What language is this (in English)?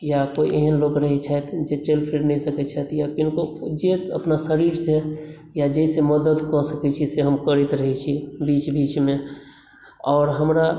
Maithili